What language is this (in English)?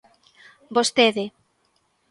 Galician